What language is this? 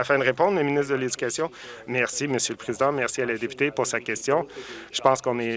French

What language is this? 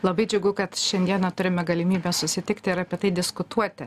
Lithuanian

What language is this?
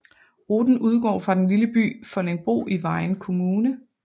Danish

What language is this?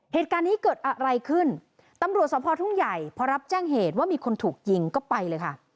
Thai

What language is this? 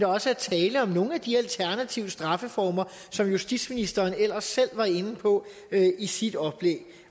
Danish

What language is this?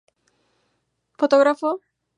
Spanish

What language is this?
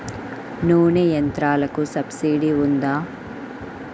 Telugu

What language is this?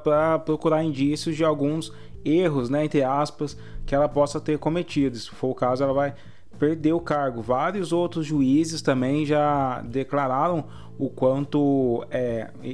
Portuguese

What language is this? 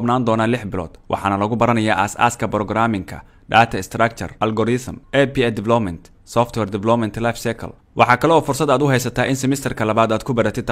Arabic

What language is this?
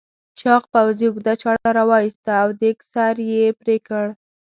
Pashto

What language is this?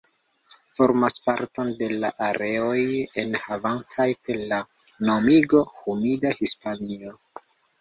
Esperanto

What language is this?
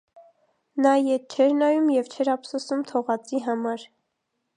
Armenian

